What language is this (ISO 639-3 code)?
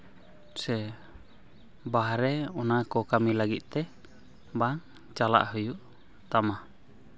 sat